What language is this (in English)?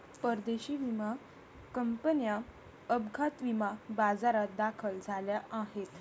Marathi